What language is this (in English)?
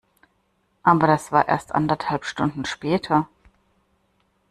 German